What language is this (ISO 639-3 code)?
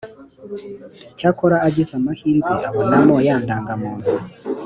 kin